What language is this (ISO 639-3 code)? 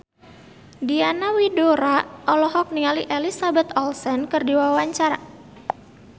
sun